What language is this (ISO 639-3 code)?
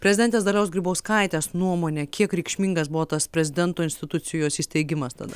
lit